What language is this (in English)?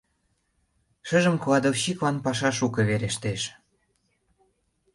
Mari